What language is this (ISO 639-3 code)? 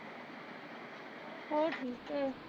pan